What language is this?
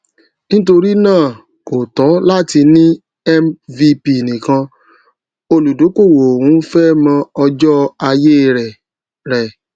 Yoruba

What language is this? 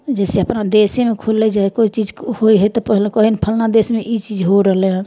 Maithili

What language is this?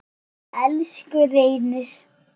Icelandic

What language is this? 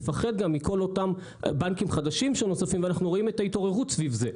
Hebrew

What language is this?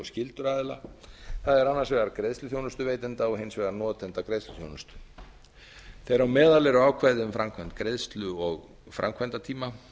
Icelandic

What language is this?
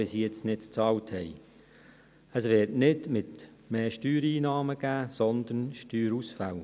Swiss German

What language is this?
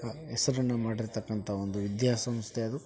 Kannada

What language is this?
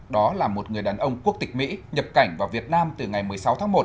Vietnamese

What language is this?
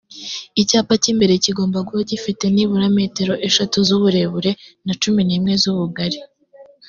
Kinyarwanda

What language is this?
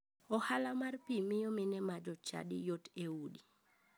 Luo (Kenya and Tanzania)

